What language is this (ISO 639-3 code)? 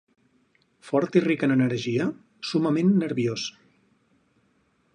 cat